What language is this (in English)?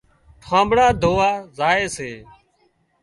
Wadiyara Koli